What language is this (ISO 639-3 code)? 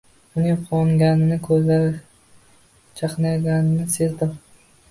uzb